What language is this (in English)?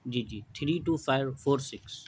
Urdu